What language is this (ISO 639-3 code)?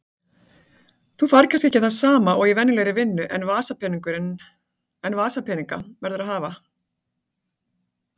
isl